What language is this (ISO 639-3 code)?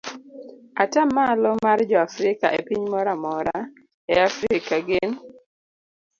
luo